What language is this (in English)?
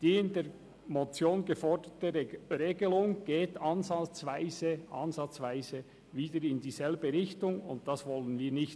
Swiss German